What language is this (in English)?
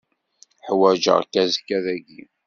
Kabyle